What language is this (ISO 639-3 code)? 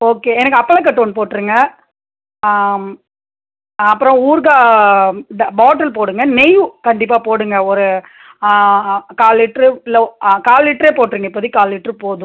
tam